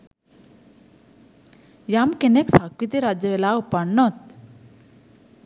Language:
Sinhala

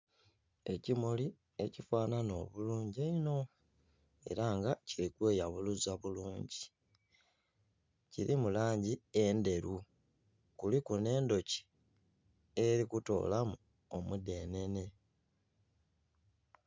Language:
Soga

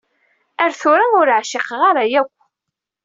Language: Kabyle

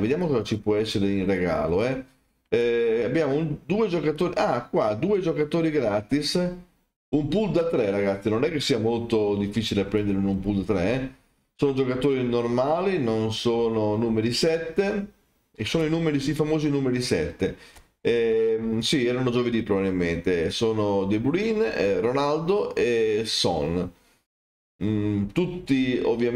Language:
Italian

